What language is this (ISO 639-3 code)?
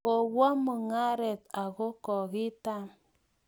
kln